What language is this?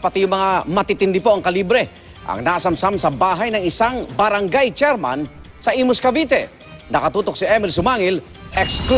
Filipino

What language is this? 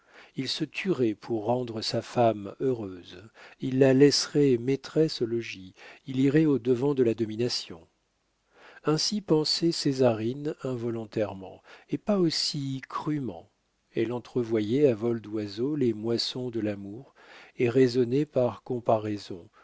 French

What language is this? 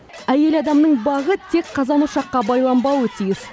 Kazakh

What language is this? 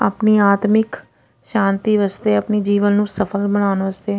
Punjabi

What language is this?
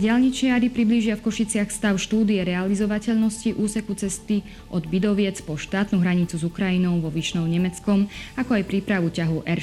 Slovak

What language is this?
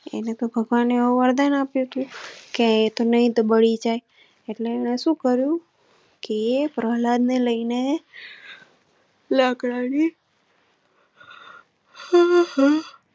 Gujarati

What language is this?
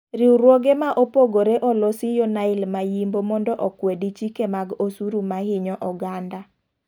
Luo (Kenya and Tanzania)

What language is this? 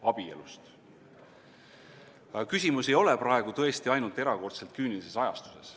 Estonian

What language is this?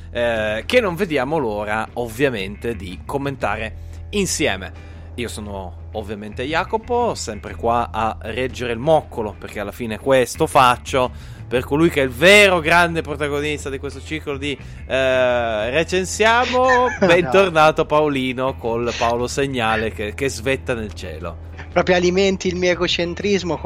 Italian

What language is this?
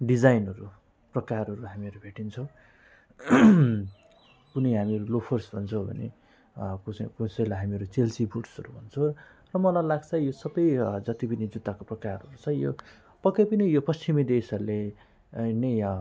Nepali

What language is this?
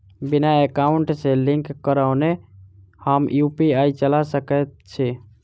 Maithili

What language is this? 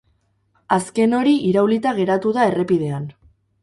Basque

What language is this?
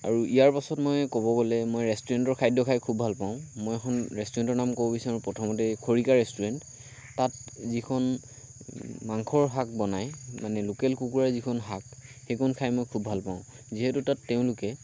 Assamese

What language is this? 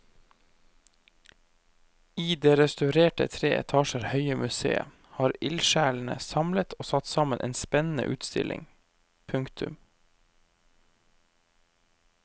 Norwegian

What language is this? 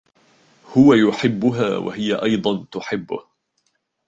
Arabic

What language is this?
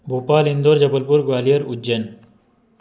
Hindi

